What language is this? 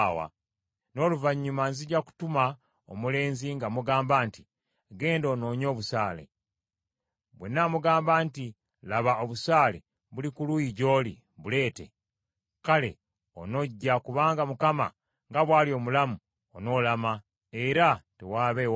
Ganda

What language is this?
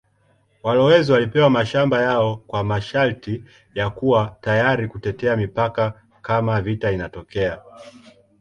Swahili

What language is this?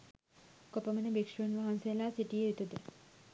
Sinhala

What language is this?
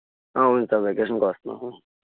Telugu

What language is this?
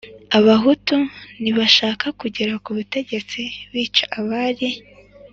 Kinyarwanda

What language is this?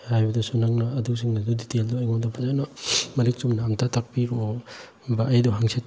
Manipuri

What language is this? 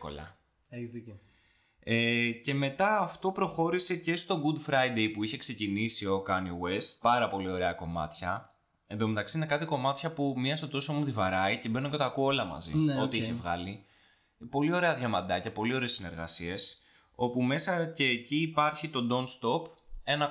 Greek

